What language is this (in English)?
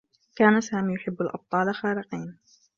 Arabic